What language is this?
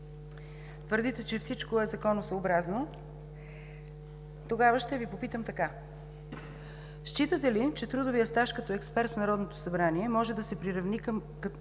Bulgarian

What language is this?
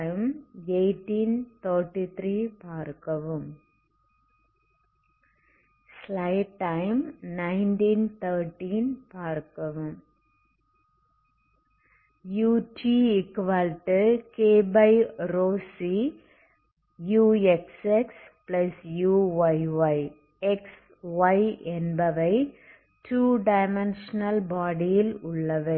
Tamil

